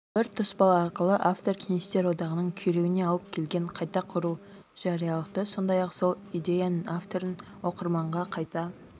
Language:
Kazakh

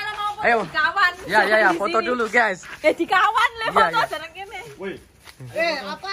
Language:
Indonesian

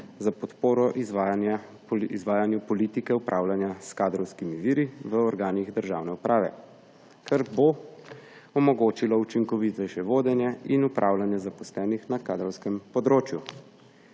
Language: Slovenian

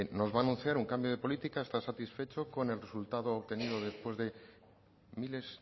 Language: Spanish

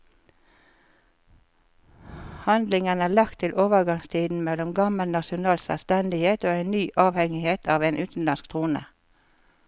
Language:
Norwegian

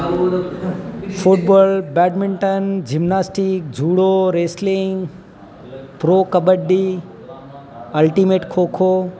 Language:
Gujarati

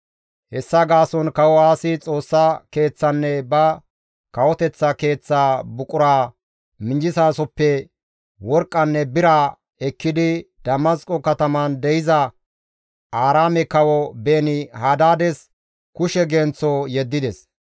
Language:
Gamo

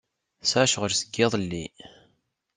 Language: Kabyle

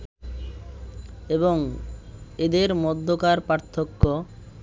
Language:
Bangla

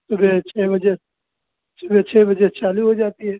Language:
Hindi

